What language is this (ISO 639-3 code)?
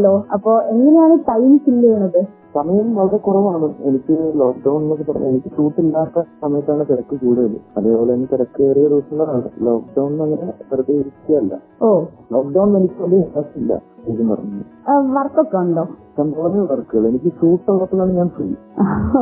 mal